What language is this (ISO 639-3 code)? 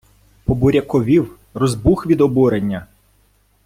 ukr